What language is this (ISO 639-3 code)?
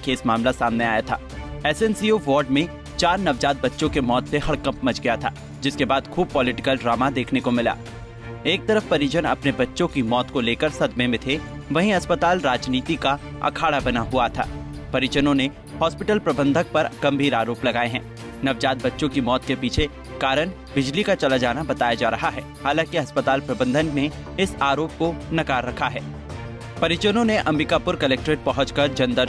hin